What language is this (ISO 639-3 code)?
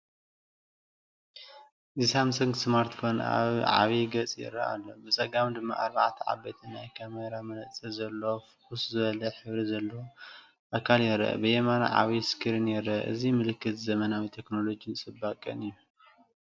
tir